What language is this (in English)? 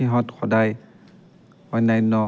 Assamese